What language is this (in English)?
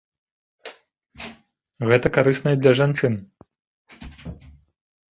Belarusian